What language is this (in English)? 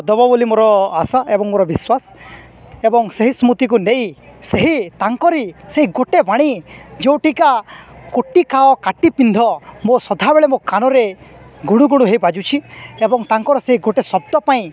Odia